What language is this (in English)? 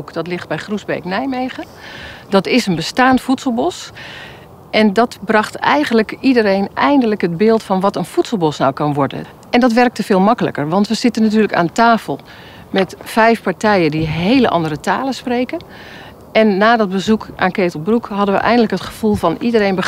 Dutch